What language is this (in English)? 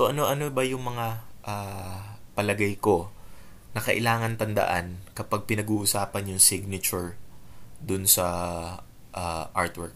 Filipino